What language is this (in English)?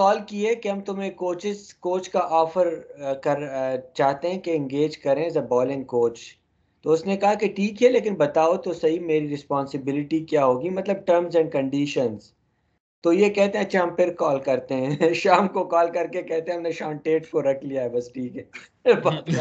Urdu